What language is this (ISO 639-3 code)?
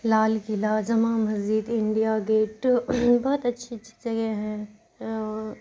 urd